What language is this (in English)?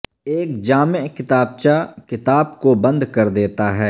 Urdu